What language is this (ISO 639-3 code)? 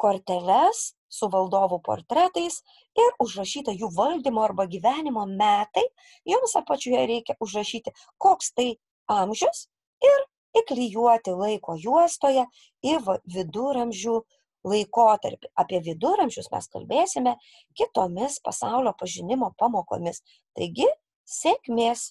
lit